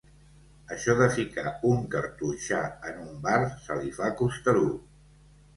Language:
Catalan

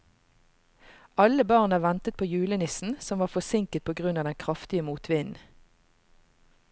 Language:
Norwegian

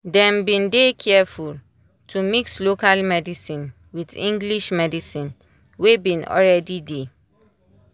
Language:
Nigerian Pidgin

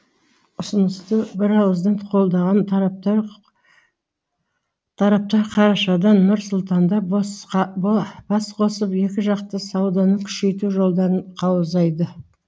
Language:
Kazakh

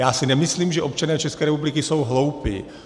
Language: Czech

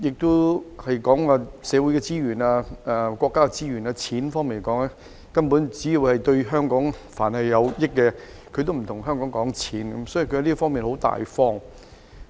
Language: Cantonese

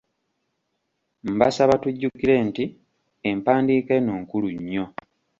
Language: Ganda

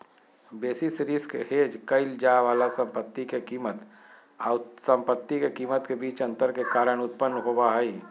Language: Magahi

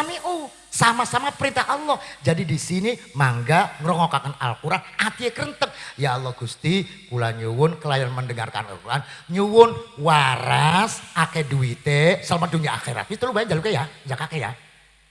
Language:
Indonesian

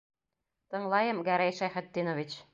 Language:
Bashkir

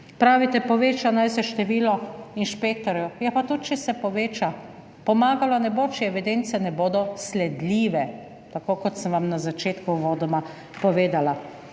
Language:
Slovenian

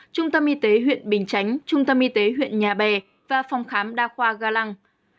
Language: Vietnamese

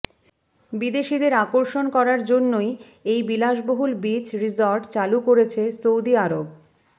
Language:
Bangla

